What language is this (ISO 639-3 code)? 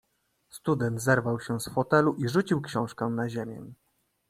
pol